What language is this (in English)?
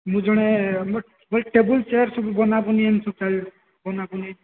Odia